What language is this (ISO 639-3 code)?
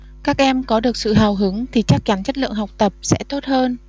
vie